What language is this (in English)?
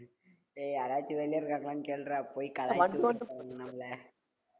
Tamil